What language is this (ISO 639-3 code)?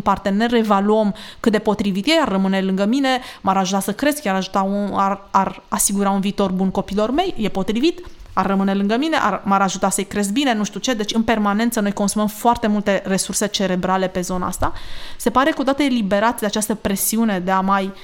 ron